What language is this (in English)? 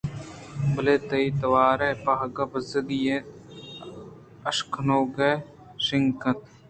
Eastern Balochi